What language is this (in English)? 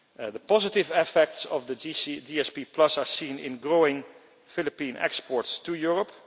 English